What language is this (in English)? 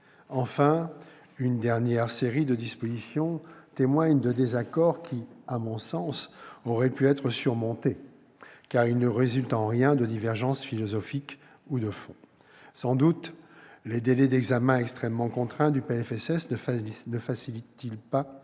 French